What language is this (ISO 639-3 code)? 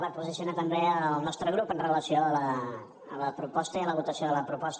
cat